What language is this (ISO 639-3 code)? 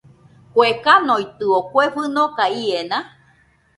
hux